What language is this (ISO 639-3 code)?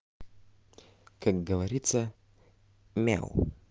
rus